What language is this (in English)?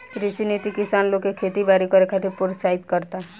Bhojpuri